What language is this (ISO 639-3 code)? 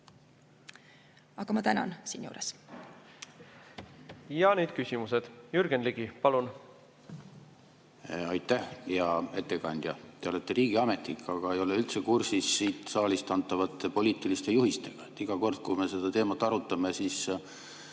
est